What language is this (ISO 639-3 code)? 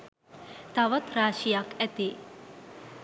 sin